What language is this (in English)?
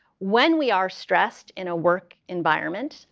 English